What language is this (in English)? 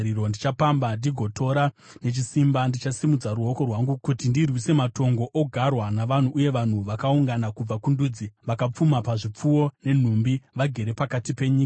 Shona